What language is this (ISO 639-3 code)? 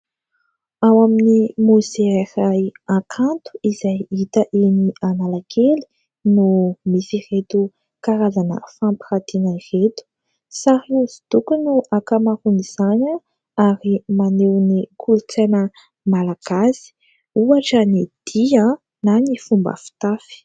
mlg